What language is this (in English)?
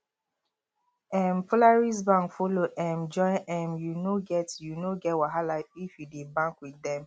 Nigerian Pidgin